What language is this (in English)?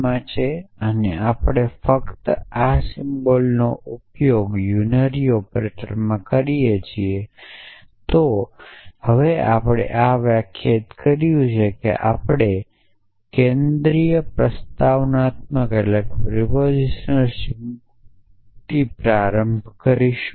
Gujarati